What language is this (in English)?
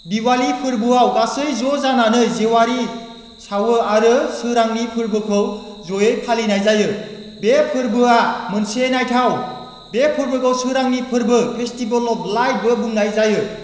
Bodo